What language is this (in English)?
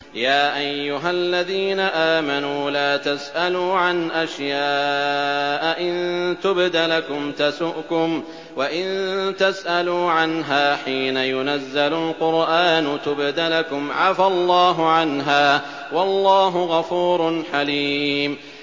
Arabic